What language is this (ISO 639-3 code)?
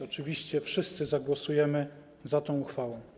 pol